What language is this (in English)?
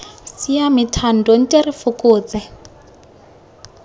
Tswana